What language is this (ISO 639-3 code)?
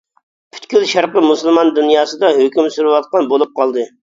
uig